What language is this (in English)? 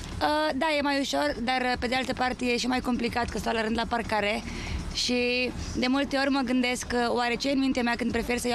Romanian